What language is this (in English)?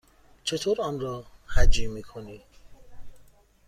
Persian